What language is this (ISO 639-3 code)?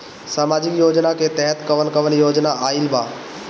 bho